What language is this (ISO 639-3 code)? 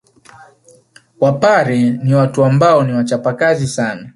swa